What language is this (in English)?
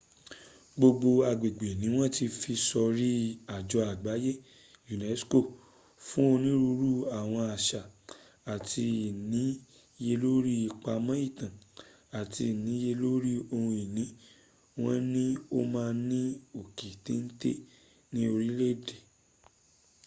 Yoruba